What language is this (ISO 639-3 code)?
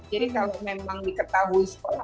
ind